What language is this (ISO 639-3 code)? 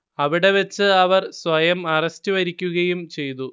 mal